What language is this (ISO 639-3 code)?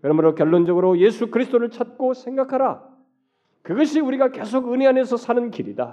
kor